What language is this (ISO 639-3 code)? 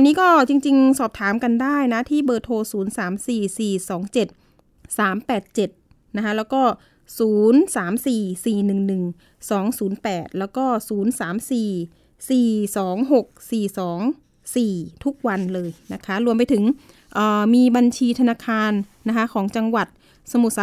tha